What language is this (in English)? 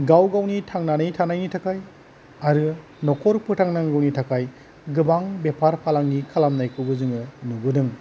Bodo